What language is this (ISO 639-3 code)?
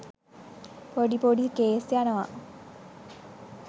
sin